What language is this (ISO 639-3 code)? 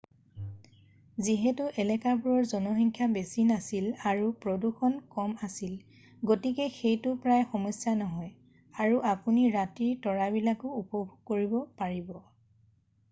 asm